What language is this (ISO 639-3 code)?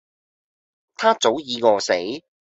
yue